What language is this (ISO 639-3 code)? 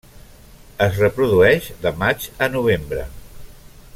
cat